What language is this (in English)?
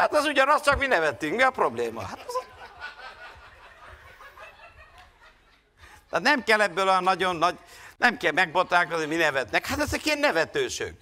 Hungarian